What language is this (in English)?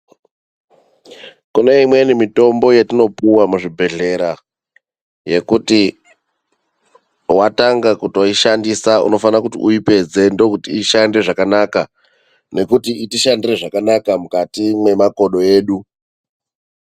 Ndau